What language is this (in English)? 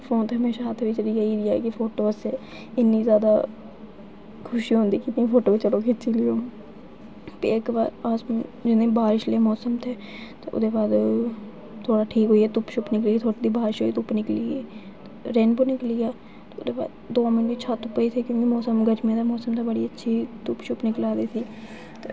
Dogri